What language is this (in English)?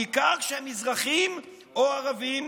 Hebrew